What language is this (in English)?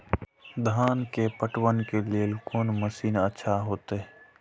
Maithili